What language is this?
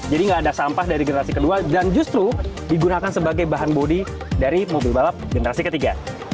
Indonesian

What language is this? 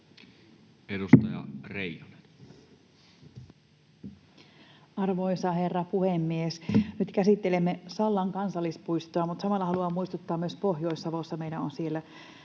Finnish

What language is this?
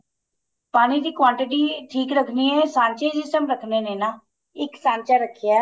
Punjabi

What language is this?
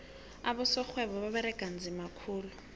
South Ndebele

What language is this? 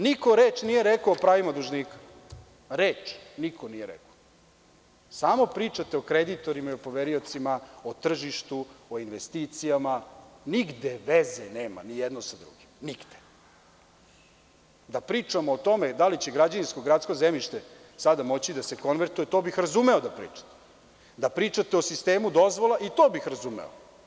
Serbian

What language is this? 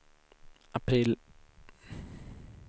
Swedish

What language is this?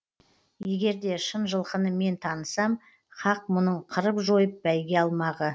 Kazakh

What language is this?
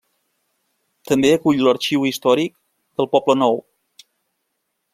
Catalan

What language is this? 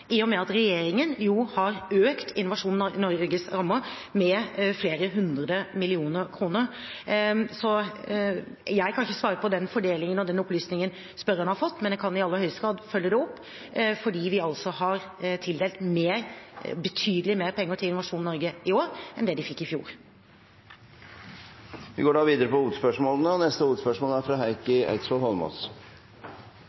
Norwegian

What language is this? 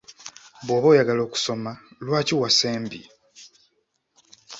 Ganda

